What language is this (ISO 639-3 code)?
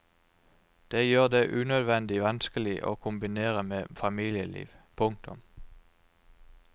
nor